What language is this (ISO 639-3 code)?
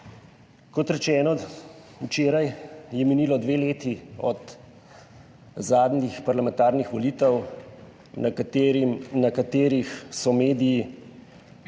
slv